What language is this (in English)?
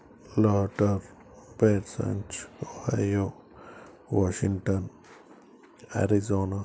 Telugu